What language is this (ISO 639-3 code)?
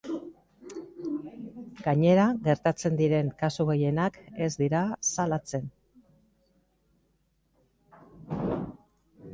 eus